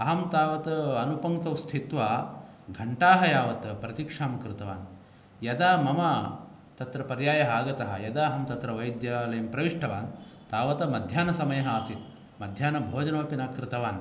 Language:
Sanskrit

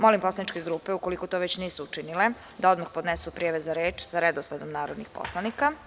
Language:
Serbian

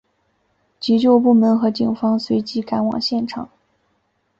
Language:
Chinese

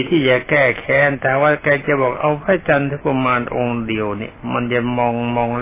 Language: Thai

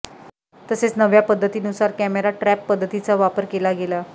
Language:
Marathi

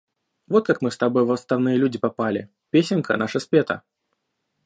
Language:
Russian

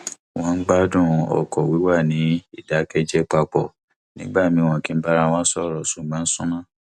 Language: Yoruba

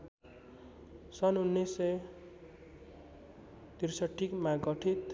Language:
Nepali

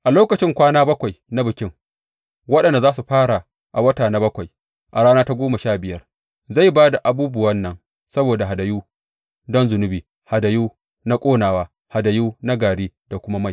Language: Hausa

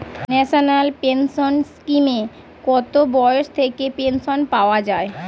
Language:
Bangla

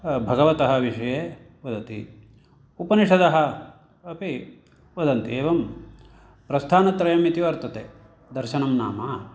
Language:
Sanskrit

